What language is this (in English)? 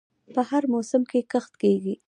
Pashto